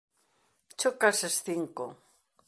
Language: Galician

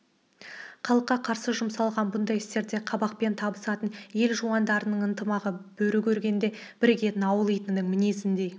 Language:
Kazakh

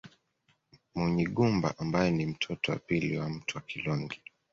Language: Swahili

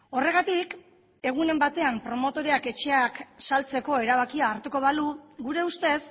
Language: Basque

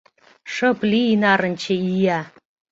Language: Mari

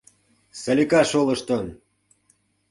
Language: Mari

